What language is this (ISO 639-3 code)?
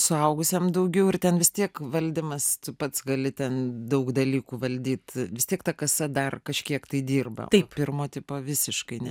lit